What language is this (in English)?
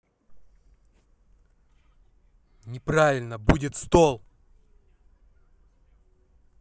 Russian